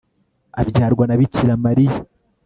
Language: Kinyarwanda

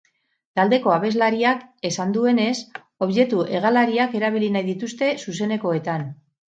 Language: Basque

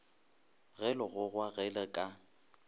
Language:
Northern Sotho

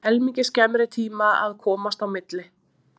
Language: Icelandic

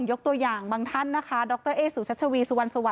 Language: Thai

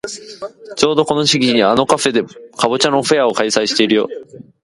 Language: Japanese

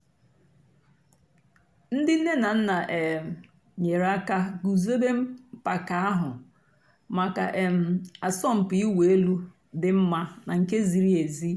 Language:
Igbo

